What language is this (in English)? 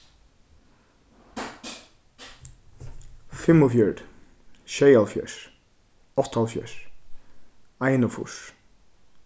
Faroese